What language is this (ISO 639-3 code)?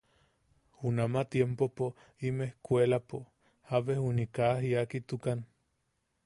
yaq